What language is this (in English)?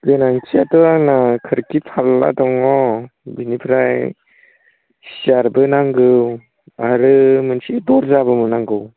Bodo